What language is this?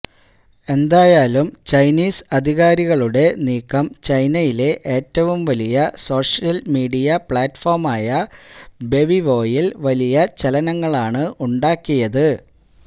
Malayalam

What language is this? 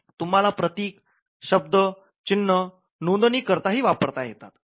Marathi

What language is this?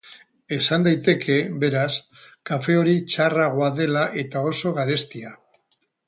Basque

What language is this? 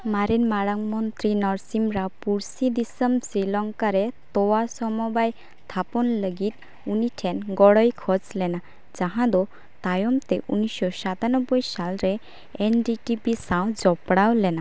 Santali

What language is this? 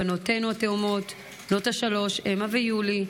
Hebrew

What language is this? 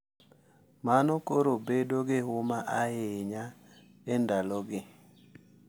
Luo (Kenya and Tanzania)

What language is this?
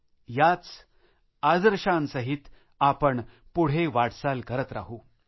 Marathi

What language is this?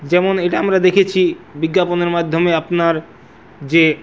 Bangla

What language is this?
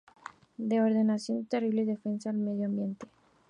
Spanish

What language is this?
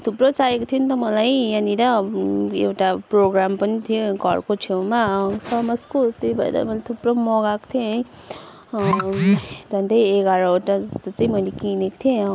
Nepali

